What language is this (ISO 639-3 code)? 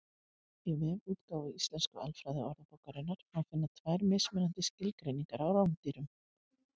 isl